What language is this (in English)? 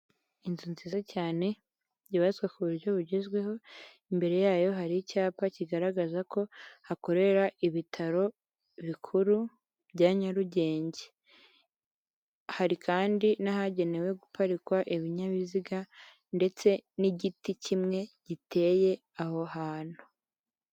Kinyarwanda